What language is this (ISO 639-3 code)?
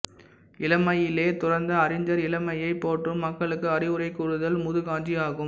tam